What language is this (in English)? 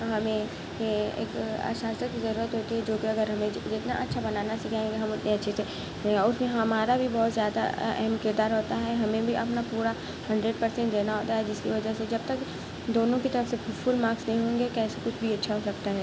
Urdu